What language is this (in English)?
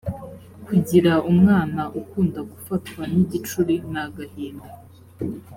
Kinyarwanda